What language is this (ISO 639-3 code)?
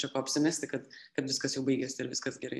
lit